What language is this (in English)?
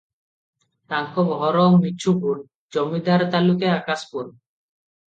Odia